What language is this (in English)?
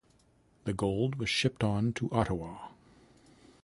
English